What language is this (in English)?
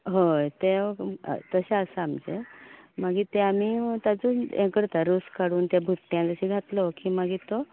Konkani